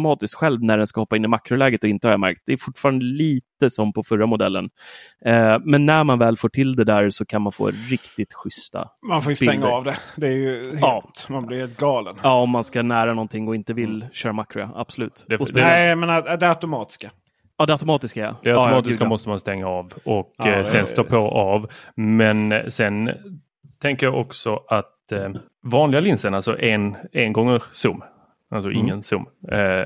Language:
Swedish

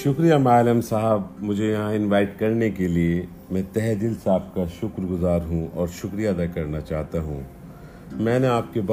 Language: Urdu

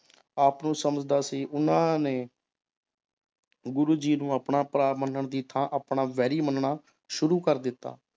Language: Punjabi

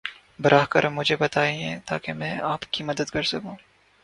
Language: Urdu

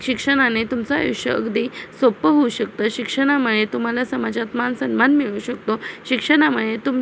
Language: Marathi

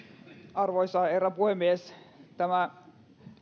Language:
Finnish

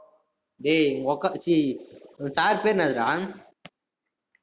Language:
Tamil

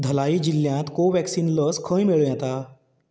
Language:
Konkani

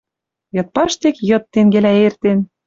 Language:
Western Mari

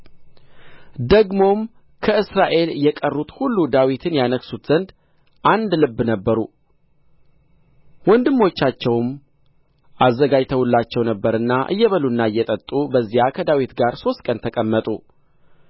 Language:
Amharic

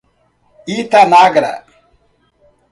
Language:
Portuguese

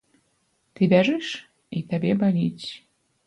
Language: Belarusian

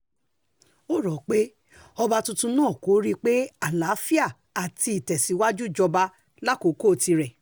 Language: Yoruba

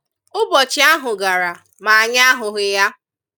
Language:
Igbo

